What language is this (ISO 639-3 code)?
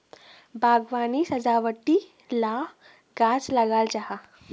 mag